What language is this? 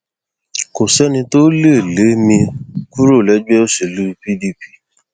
Yoruba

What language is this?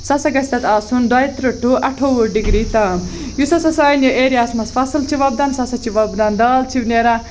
Kashmiri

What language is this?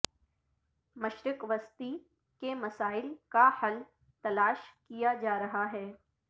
Urdu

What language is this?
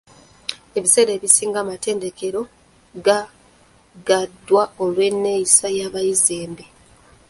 Ganda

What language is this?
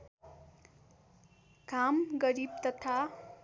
Nepali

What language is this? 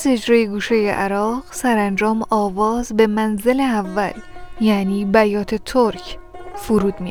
Persian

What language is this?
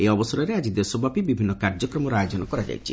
Odia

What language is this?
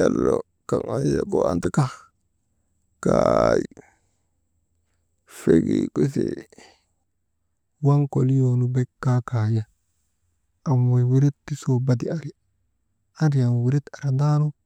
Maba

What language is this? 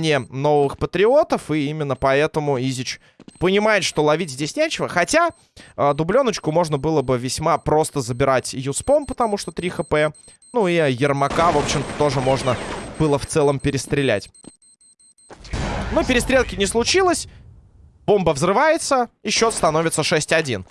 Russian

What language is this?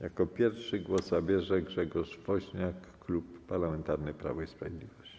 Polish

